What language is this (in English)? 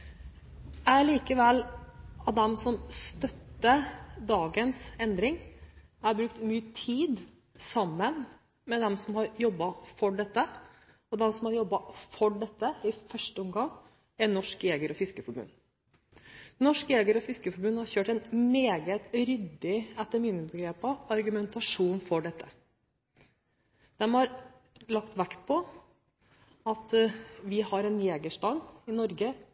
Norwegian Bokmål